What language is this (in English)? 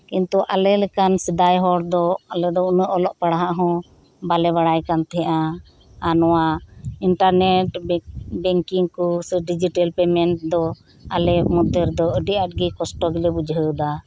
Santali